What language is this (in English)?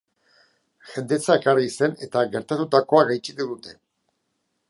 Basque